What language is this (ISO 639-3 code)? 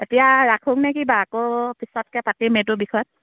asm